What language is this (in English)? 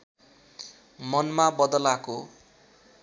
Nepali